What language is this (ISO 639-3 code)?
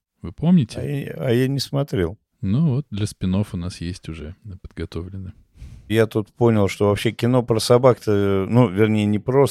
rus